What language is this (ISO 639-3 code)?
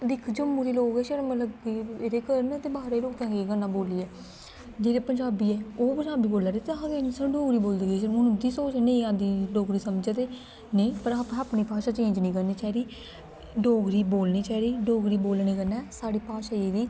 doi